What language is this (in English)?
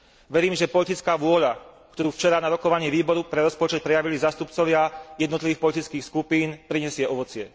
Slovak